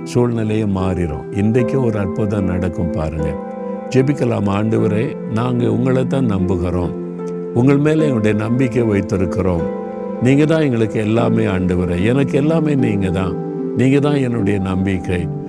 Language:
Tamil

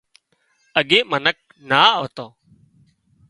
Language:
Wadiyara Koli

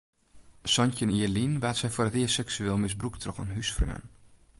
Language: Western Frisian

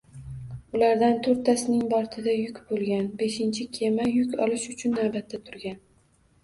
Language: Uzbek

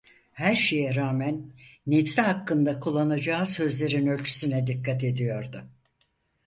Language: Turkish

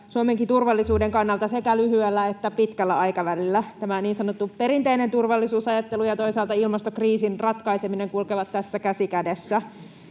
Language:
Finnish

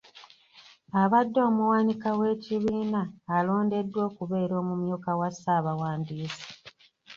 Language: Ganda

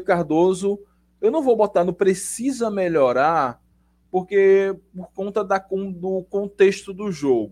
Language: Portuguese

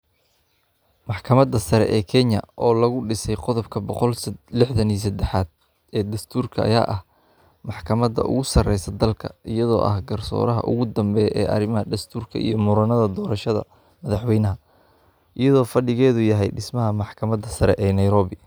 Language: Somali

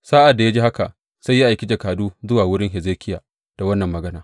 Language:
Hausa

